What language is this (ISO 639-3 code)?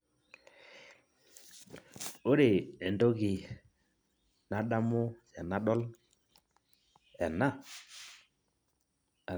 mas